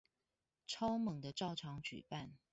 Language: Chinese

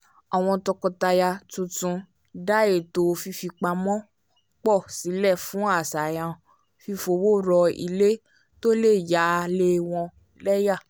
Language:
Yoruba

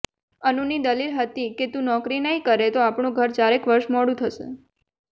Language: Gujarati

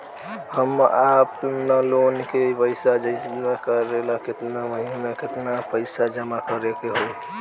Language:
Bhojpuri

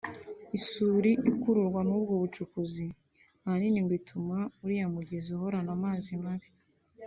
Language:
Kinyarwanda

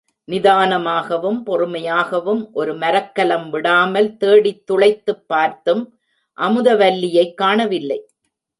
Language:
Tamil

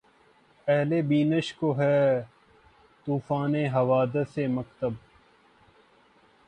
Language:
Urdu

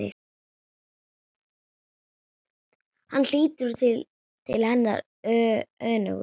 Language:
Icelandic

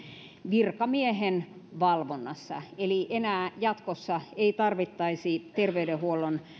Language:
Finnish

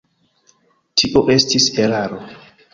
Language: Esperanto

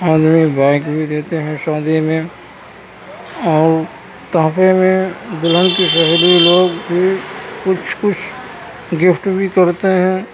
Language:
Urdu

